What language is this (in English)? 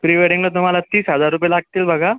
Marathi